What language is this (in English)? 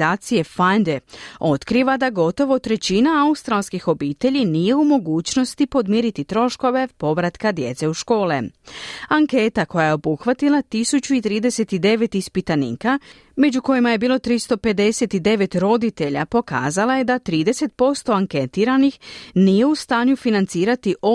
Croatian